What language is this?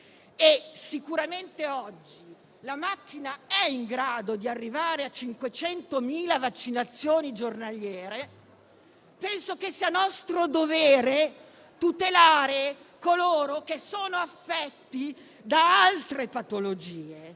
Italian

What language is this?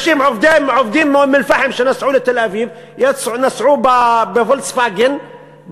Hebrew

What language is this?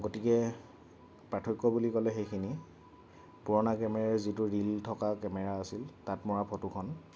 Assamese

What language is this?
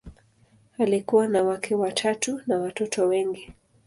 Swahili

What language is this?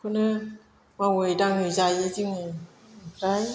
Bodo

